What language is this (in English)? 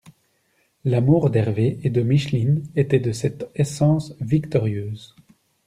French